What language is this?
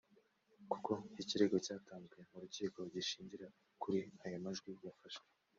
Kinyarwanda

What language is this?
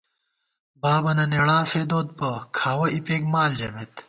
Gawar-Bati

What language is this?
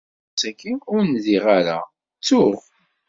Kabyle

